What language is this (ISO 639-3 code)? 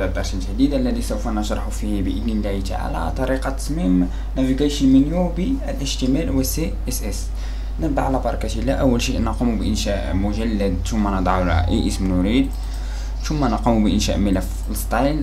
ara